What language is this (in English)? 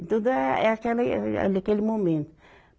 Portuguese